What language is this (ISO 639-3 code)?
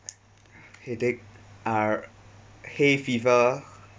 eng